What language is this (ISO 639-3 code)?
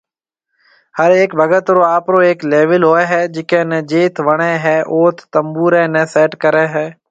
mve